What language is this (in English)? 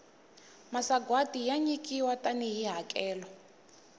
Tsonga